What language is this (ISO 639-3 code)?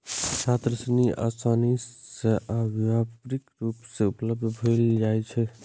mai